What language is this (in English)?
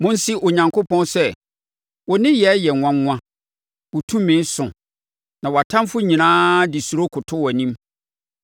Akan